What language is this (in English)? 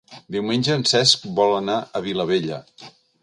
Catalan